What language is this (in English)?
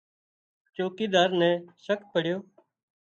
Wadiyara Koli